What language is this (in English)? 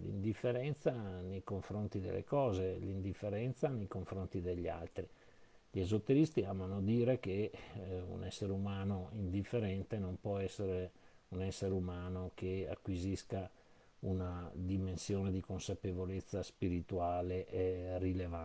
Italian